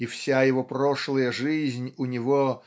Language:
Russian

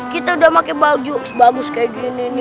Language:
Indonesian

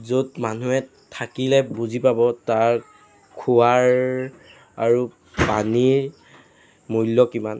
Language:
Assamese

